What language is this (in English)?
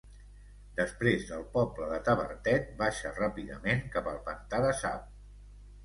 Catalan